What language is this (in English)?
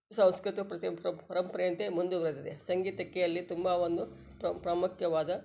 Kannada